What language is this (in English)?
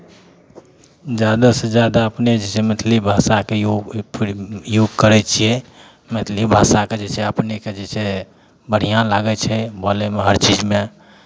Maithili